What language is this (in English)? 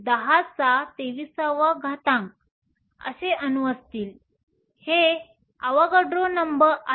Marathi